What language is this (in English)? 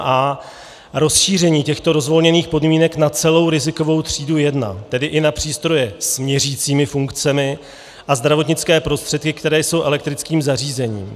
Czech